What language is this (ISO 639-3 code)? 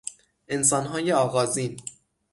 fas